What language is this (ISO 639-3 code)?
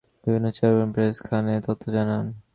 ben